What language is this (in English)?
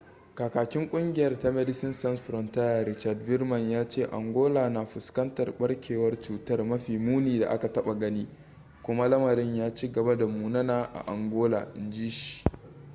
Hausa